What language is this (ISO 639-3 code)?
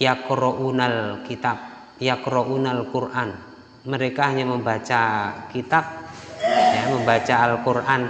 ind